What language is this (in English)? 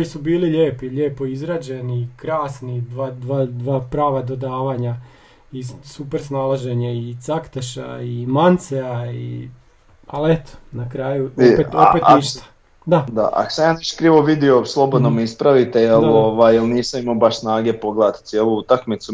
Croatian